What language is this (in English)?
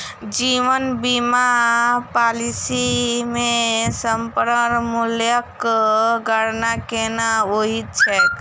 Maithili